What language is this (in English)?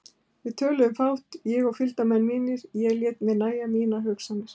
Icelandic